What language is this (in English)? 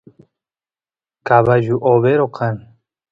Santiago del Estero Quichua